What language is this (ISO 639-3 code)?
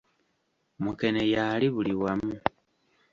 lug